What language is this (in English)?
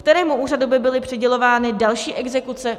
Czech